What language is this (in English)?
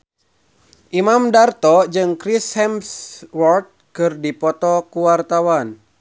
Sundanese